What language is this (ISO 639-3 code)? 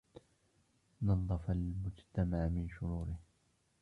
ara